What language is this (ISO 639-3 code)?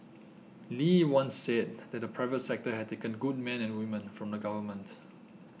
eng